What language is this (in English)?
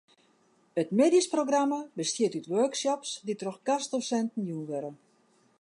Western Frisian